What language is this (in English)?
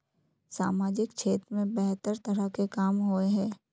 Magahi